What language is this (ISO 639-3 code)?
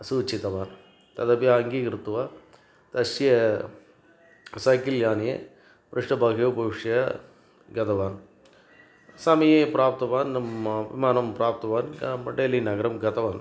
san